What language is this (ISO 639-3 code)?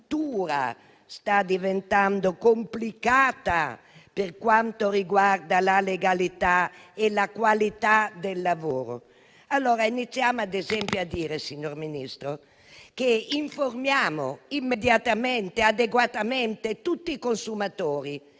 ita